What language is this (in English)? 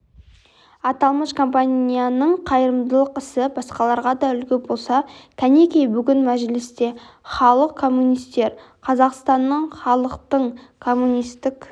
Kazakh